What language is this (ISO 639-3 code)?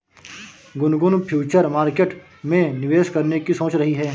hin